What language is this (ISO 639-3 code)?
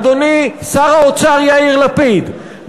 heb